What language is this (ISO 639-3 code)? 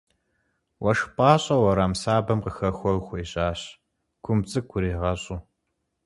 kbd